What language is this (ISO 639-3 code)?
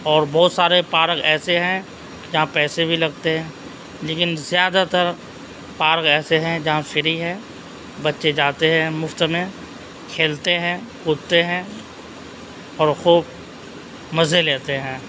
urd